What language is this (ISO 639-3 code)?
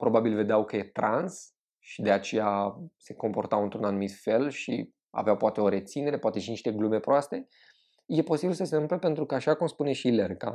ron